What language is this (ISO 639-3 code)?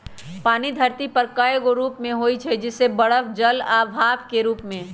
mag